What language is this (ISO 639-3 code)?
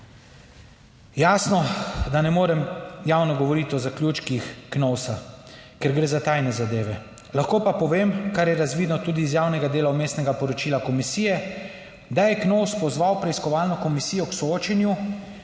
slv